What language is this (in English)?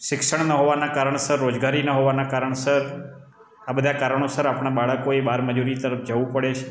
Gujarati